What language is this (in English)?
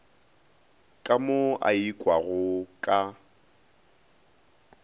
Northern Sotho